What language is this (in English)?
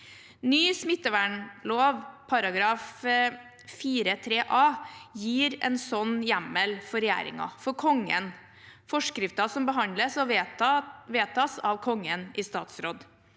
Norwegian